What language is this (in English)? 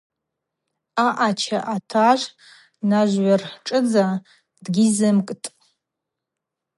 Abaza